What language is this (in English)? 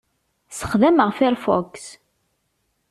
Kabyle